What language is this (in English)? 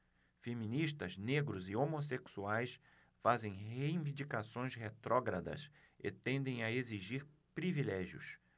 Portuguese